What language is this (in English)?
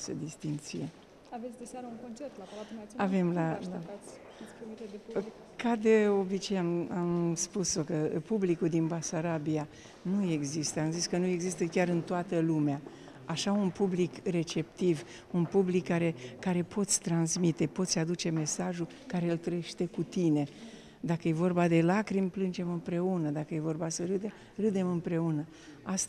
Romanian